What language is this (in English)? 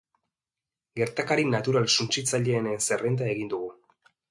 Basque